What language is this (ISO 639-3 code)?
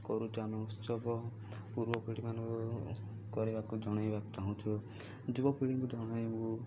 ori